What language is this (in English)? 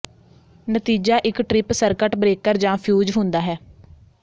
Punjabi